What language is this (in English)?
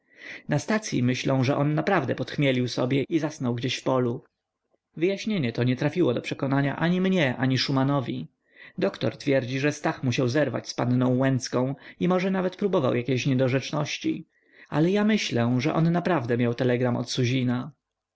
Polish